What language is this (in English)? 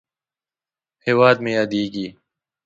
Pashto